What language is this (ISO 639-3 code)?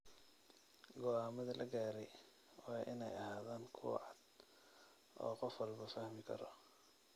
som